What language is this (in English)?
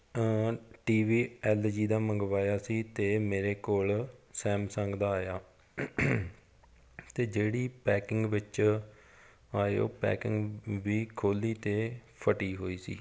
Punjabi